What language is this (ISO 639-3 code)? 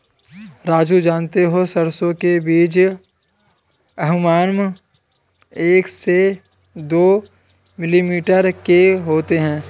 hin